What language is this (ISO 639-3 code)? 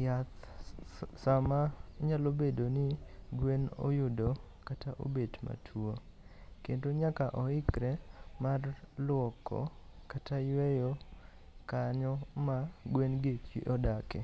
luo